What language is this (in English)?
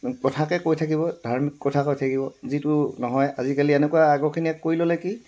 Assamese